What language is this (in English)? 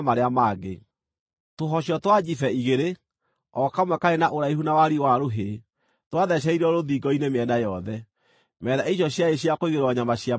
Kikuyu